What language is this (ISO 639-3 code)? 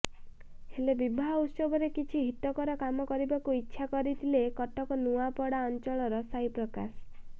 ori